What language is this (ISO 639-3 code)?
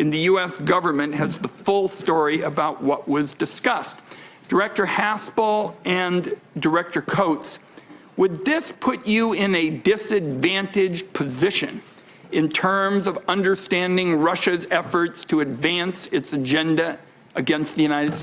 eng